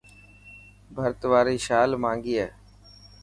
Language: Dhatki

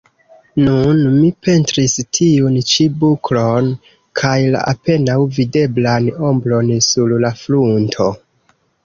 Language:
Esperanto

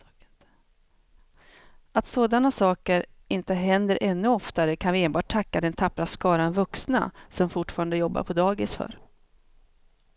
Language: Swedish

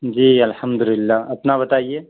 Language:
Urdu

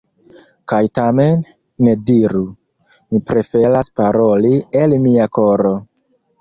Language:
Esperanto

